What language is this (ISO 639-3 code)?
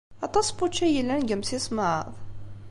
kab